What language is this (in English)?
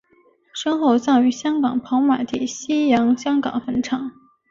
Chinese